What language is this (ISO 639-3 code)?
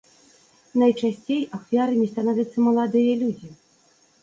bel